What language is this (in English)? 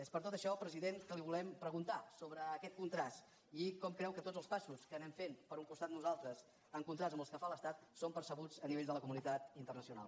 Catalan